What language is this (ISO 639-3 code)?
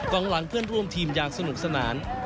tha